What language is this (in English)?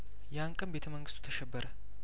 Amharic